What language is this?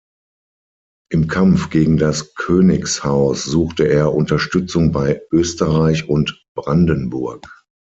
German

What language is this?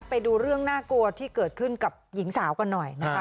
Thai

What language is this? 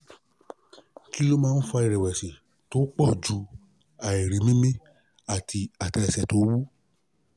Yoruba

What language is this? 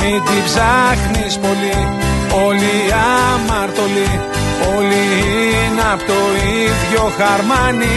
Greek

